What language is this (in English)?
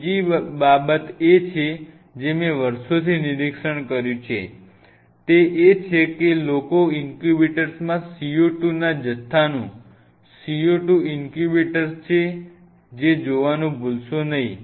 Gujarati